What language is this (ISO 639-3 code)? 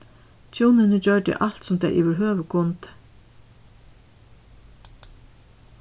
fao